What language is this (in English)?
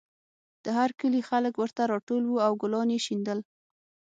Pashto